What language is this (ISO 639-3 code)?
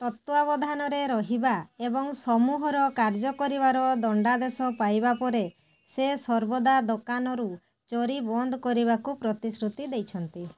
ori